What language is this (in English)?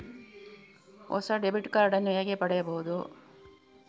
Kannada